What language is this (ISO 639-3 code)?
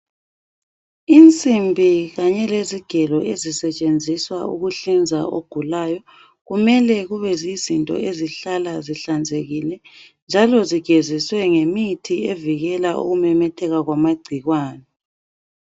nde